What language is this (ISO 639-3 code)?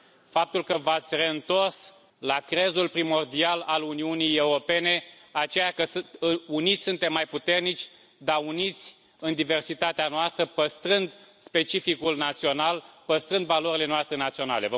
ron